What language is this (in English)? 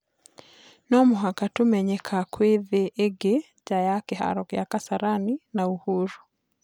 Kikuyu